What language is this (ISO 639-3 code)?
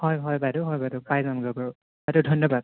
asm